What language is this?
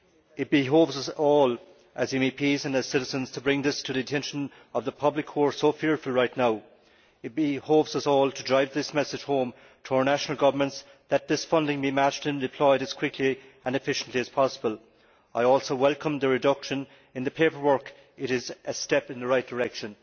English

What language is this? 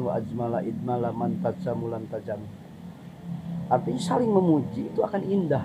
Indonesian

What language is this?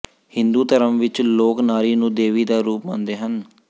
Punjabi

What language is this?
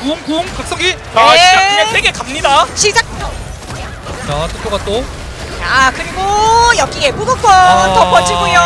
Korean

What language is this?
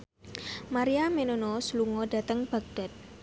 Javanese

